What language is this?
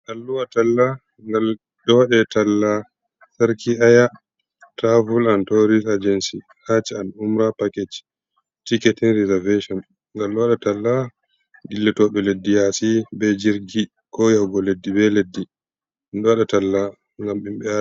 Fula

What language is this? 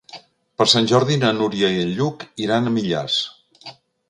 Catalan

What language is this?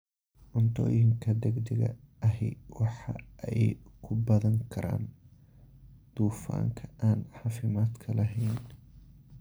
Somali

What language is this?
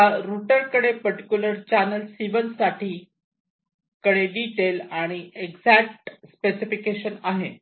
Marathi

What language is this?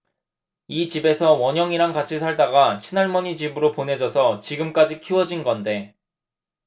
Korean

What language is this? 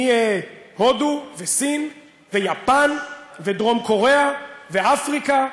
Hebrew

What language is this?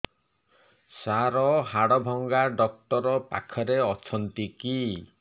Odia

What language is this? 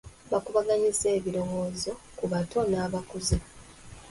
Ganda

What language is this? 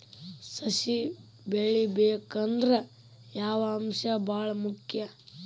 Kannada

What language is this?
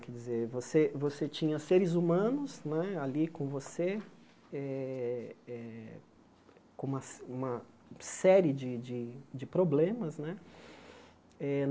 Portuguese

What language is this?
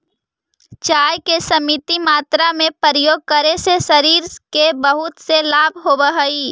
Magahi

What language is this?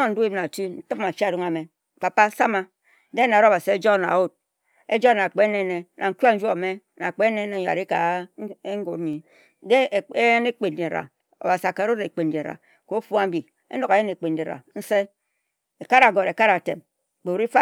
Ejagham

